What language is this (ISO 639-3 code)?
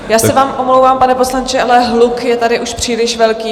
ces